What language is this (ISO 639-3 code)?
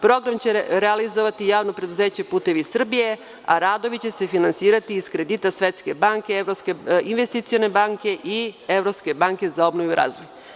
srp